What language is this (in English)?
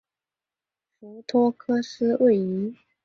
Chinese